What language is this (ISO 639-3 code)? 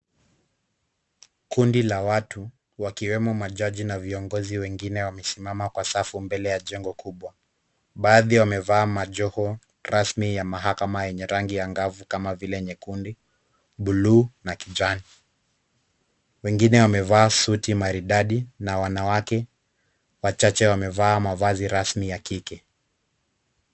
swa